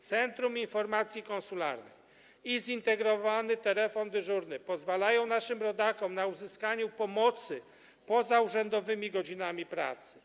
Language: Polish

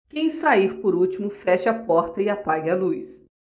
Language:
Portuguese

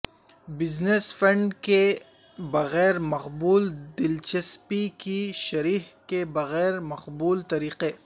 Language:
Urdu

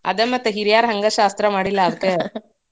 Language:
Kannada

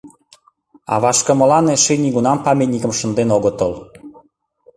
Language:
Mari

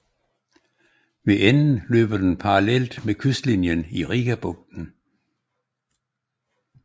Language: Danish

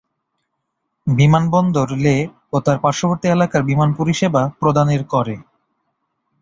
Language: Bangla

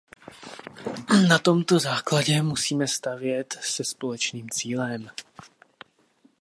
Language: Czech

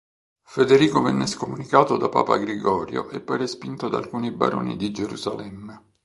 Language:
Italian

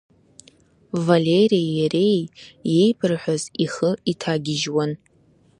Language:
Abkhazian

